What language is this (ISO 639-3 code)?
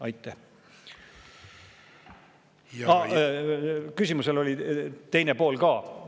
est